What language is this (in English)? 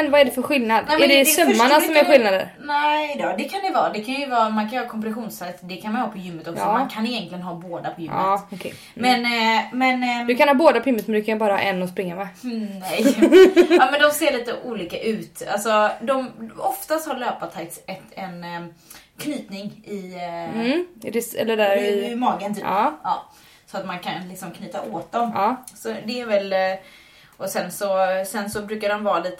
Swedish